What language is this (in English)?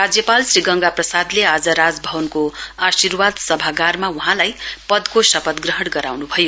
Nepali